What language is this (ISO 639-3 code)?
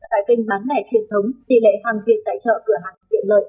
vie